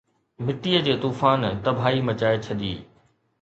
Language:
Sindhi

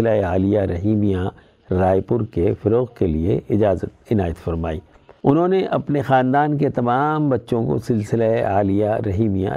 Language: Urdu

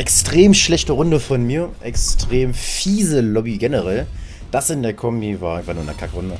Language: German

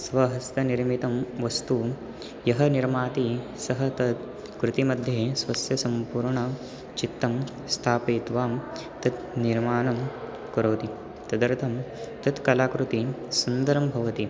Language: Sanskrit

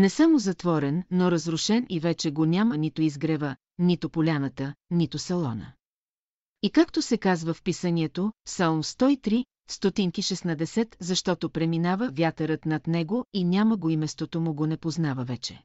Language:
Bulgarian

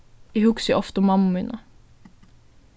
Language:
Faroese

